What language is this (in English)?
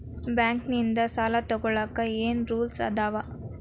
Kannada